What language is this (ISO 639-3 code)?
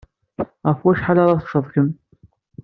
kab